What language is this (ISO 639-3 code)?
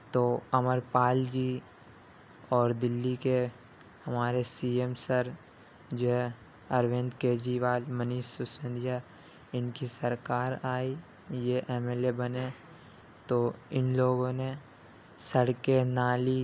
urd